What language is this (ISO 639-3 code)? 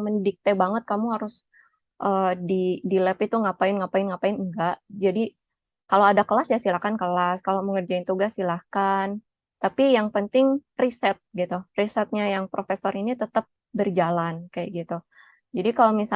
ind